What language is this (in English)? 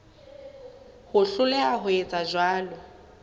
Southern Sotho